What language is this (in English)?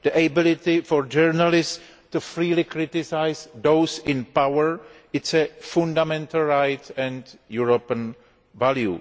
English